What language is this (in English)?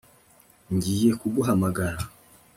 Kinyarwanda